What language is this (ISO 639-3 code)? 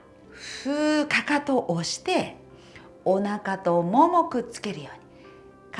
jpn